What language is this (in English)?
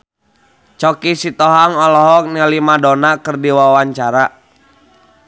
Sundanese